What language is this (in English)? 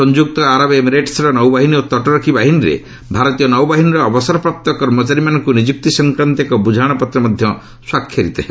Odia